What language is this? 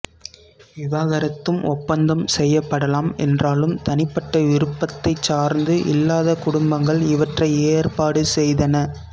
Tamil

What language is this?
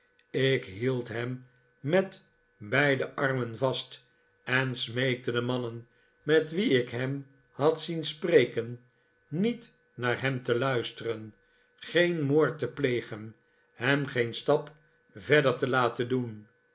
Dutch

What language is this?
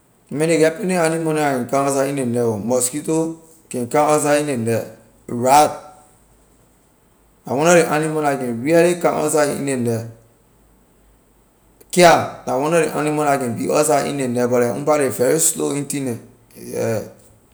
Liberian English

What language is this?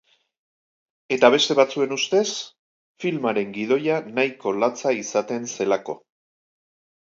Basque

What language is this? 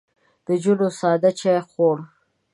Pashto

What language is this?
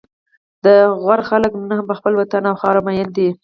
Pashto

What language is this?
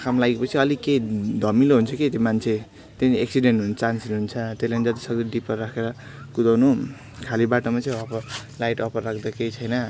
Nepali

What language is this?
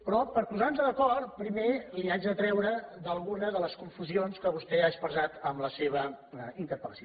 Catalan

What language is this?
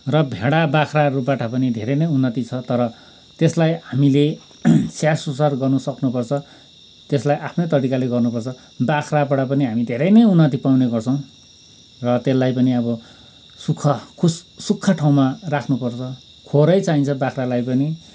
Nepali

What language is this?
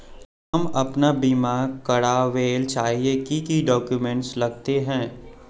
Magahi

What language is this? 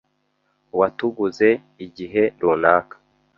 Kinyarwanda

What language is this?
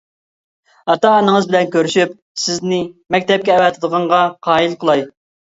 Uyghur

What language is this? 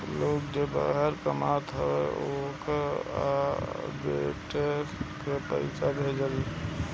Bhojpuri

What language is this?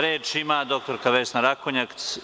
Serbian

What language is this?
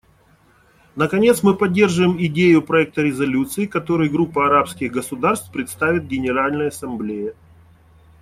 Russian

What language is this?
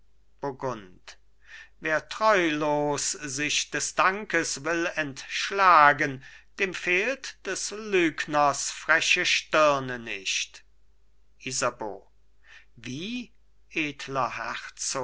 German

